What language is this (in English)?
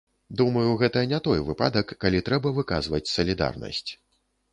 Belarusian